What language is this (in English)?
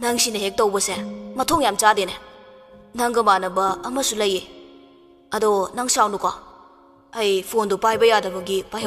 Indonesian